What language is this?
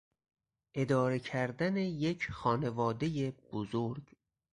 Persian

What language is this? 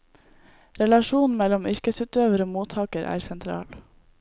Norwegian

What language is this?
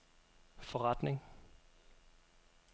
Danish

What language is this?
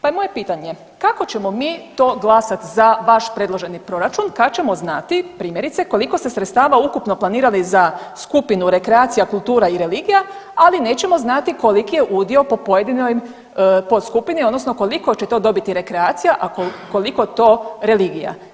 Croatian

